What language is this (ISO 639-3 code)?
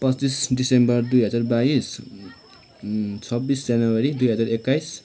nep